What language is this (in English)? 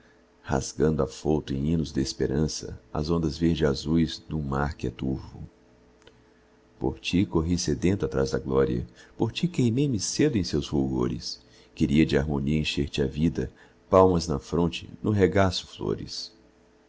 Portuguese